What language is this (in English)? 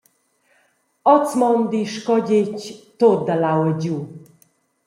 Romansh